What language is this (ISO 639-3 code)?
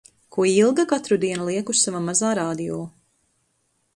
lav